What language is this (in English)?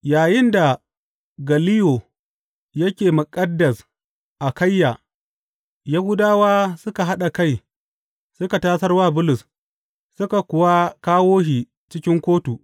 Hausa